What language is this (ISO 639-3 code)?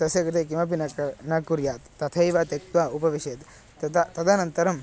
san